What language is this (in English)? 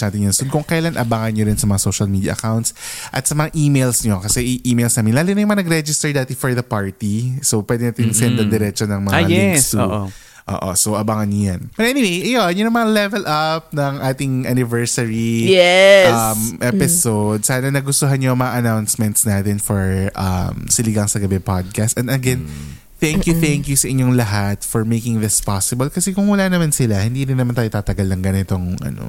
Filipino